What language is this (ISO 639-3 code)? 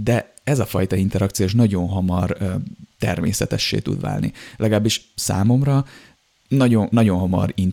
hun